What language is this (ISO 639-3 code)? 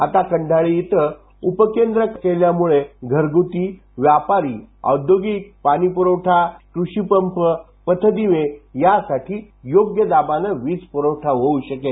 mar